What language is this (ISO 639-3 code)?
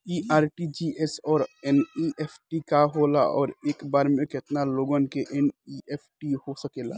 bho